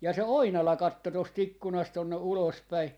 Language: Finnish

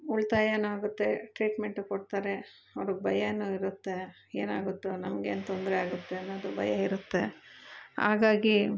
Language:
Kannada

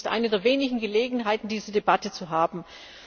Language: German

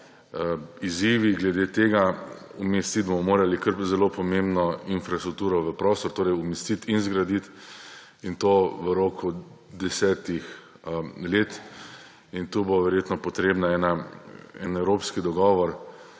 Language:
Slovenian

